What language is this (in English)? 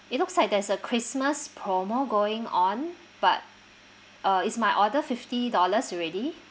English